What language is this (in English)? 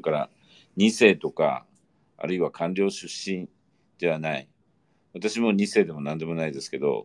Japanese